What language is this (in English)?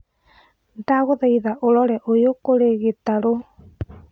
Kikuyu